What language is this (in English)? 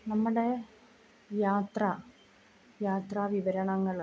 Malayalam